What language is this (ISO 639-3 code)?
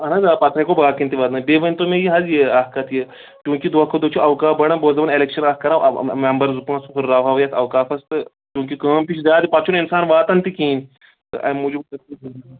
kas